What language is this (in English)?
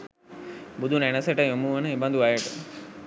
Sinhala